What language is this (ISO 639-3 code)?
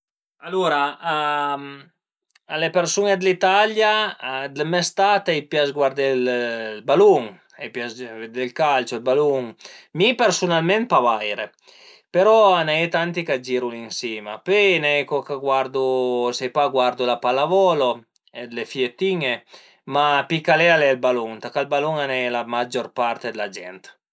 pms